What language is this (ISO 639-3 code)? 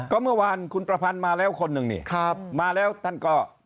tha